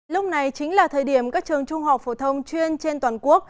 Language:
Vietnamese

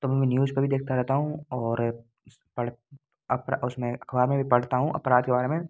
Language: Hindi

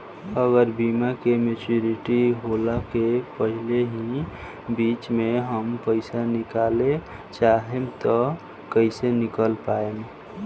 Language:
Bhojpuri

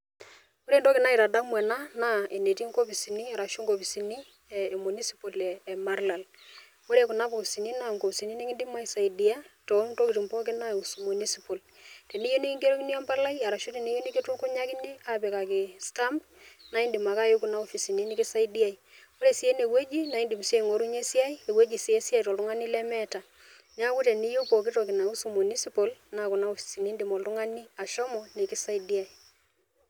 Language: Masai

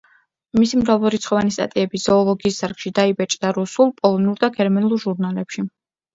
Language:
Georgian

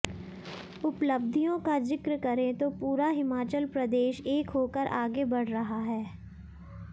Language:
Hindi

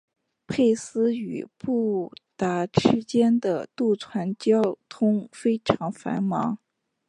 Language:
Chinese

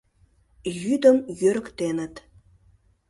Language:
Mari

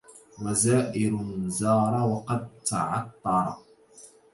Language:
Arabic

